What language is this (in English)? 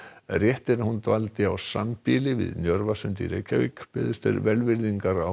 Icelandic